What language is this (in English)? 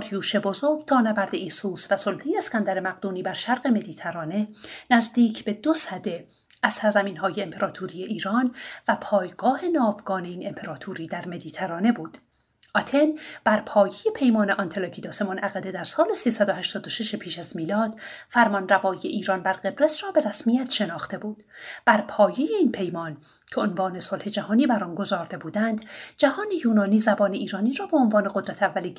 Persian